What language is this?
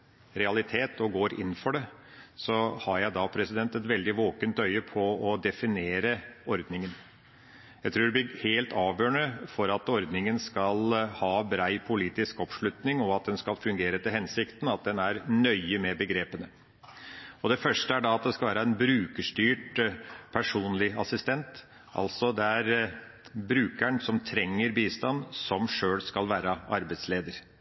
Norwegian Bokmål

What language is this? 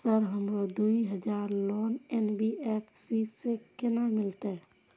Maithili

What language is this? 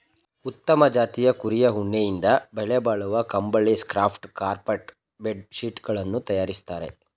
Kannada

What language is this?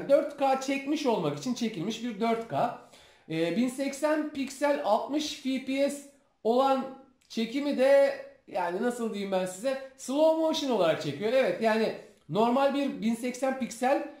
Turkish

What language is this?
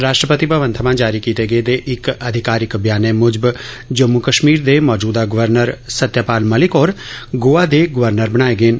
Dogri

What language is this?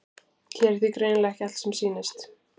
Icelandic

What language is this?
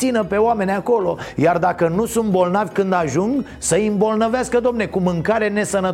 Romanian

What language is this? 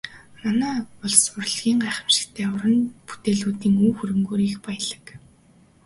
Mongolian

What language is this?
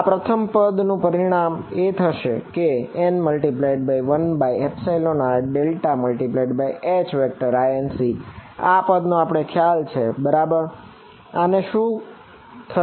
Gujarati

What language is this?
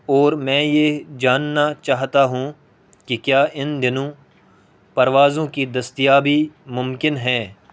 Urdu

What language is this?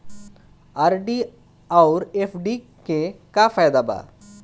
Bhojpuri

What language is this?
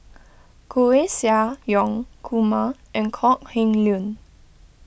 English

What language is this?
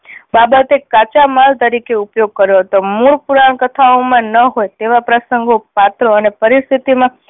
Gujarati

